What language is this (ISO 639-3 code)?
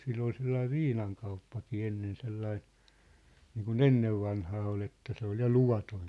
fin